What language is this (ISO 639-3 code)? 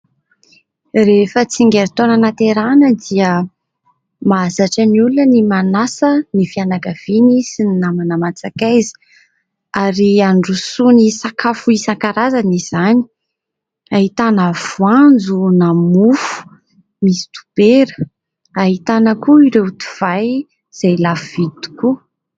mlg